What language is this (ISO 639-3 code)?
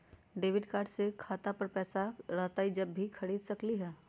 mag